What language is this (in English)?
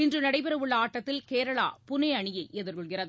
Tamil